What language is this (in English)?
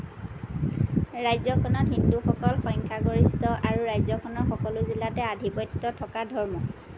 Assamese